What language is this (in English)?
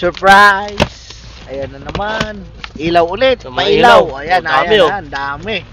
Filipino